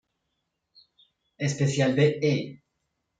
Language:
Spanish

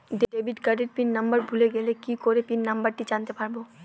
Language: Bangla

